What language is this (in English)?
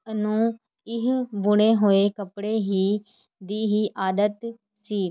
Punjabi